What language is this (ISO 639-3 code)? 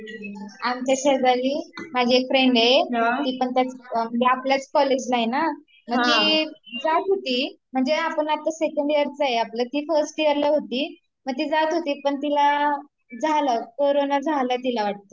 mar